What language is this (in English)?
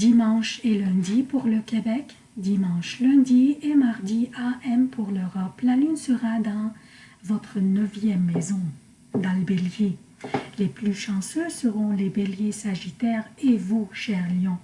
French